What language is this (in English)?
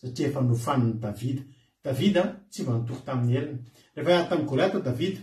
Italian